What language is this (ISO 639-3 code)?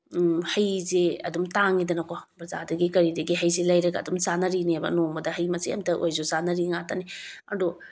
mni